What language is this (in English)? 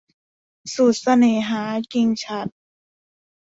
Thai